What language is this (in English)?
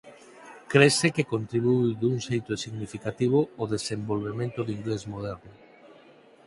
Galician